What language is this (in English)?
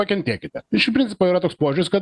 Lithuanian